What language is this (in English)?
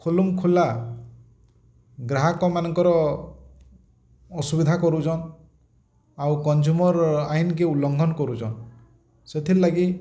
Odia